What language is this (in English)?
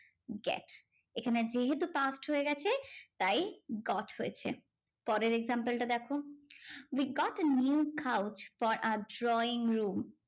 Bangla